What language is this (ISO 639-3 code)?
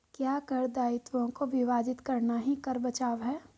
hin